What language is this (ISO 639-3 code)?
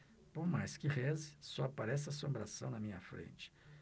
por